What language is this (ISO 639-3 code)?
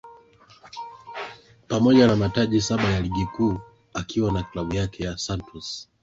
swa